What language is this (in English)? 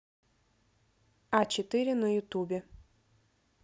Russian